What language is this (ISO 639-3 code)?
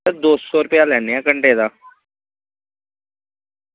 doi